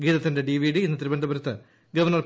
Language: Malayalam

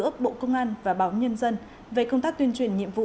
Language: Vietnamese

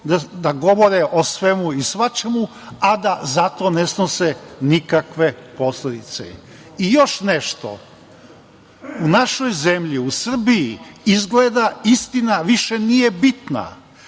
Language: Serbian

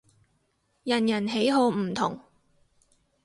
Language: Cantonese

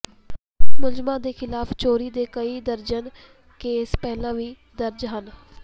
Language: Punjabi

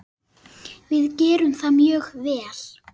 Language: Icelandic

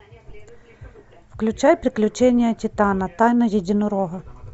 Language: Russian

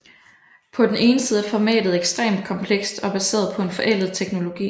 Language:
Danish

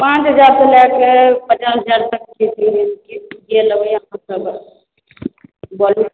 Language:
Maithili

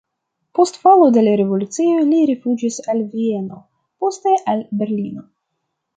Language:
Esperanto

